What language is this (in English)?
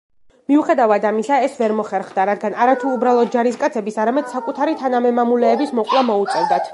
Georgian